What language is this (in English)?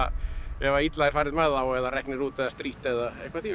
Icelandic